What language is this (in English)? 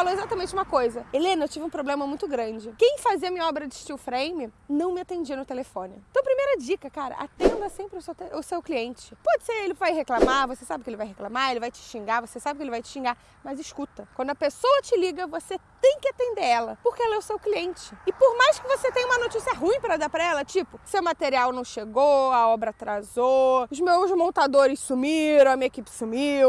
Portuguese